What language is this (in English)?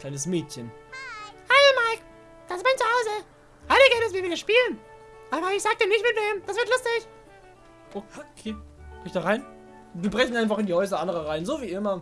German